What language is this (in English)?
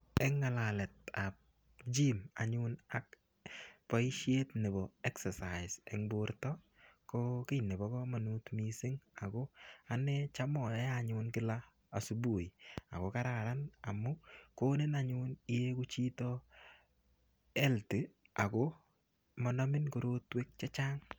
Kalenjin